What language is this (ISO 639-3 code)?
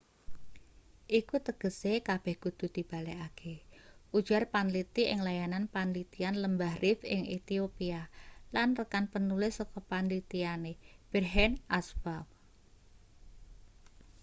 jav